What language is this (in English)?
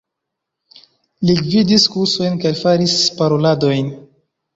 Esperanto